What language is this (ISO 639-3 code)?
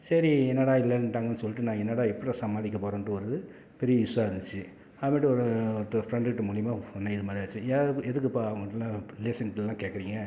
tam